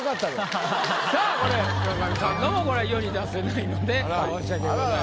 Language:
Japanese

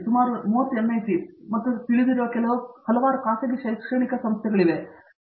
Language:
Kannada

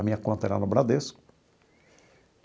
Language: Portuguese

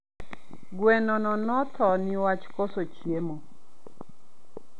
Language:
Luo (Kenya and Tanzania)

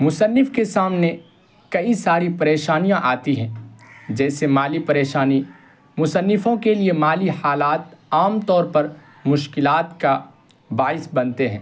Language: Urdu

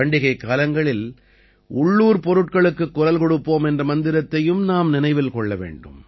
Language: Tamil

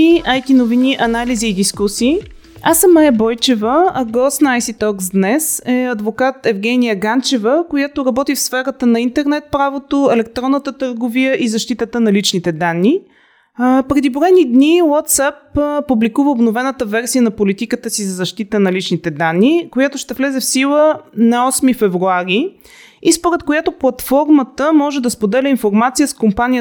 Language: Bulgarian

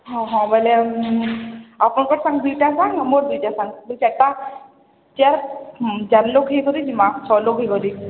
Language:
Odia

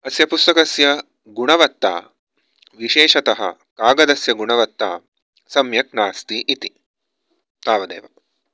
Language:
Sanskrit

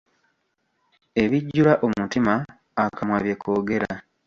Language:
Ganda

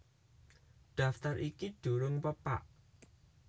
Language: Javanese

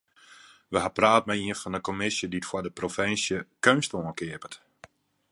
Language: Western Frisian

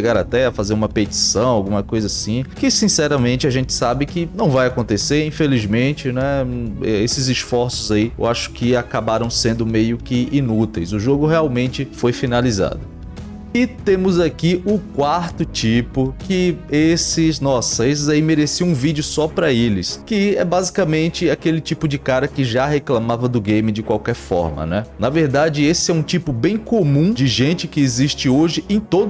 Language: Portuguese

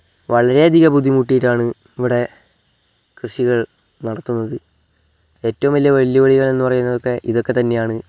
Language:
Malayalam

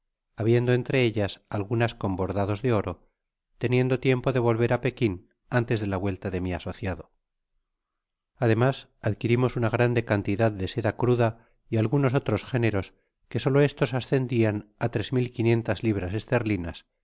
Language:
Spanish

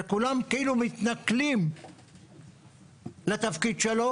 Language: Hebrew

